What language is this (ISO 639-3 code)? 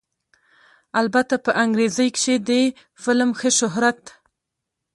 pus